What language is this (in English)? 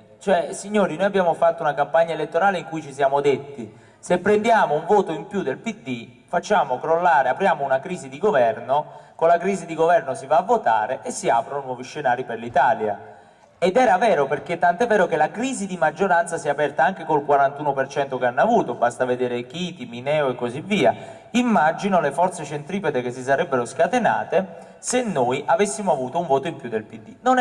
Italian